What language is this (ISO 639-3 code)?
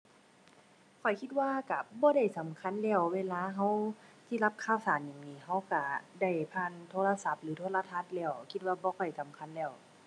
tha